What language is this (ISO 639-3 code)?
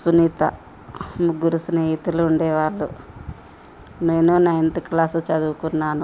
tel